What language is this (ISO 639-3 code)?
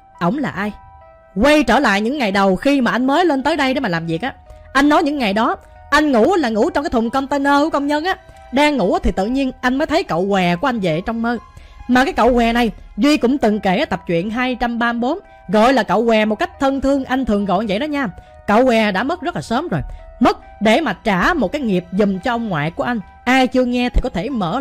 vie